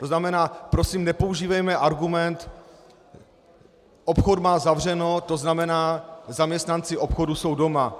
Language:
Czech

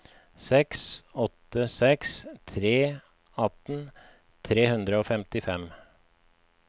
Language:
Norwegian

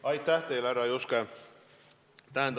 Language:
Estonian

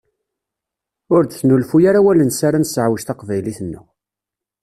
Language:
Kabyle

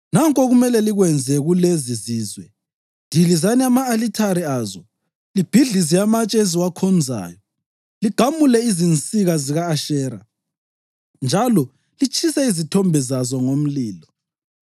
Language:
North Ndebele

